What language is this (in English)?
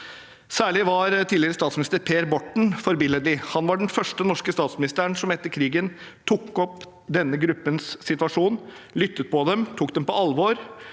Norwegian